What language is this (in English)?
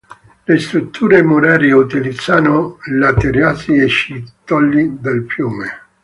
Italian